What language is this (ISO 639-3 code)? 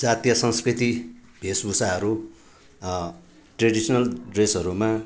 nep